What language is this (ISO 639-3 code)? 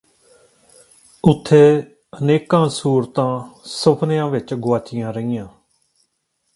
pan